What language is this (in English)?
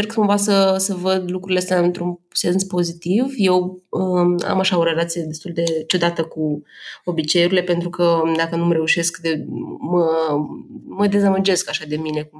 Romanian